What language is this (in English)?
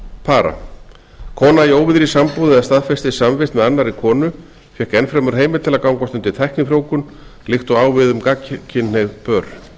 Icelandic